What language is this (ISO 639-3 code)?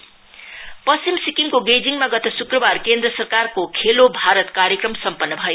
nep